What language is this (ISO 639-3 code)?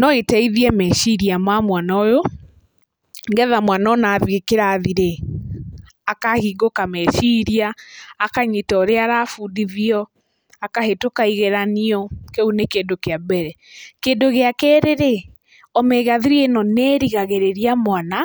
kik